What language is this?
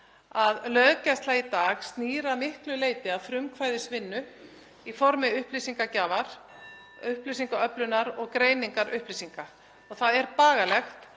Icelandic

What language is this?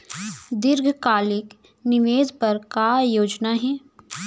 Chhattisgarhi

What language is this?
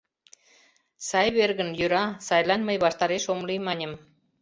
Mari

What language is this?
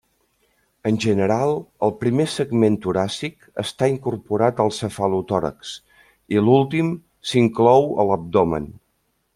Catalan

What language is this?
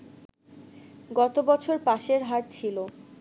Bangla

